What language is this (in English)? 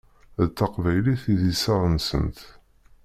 Kabyle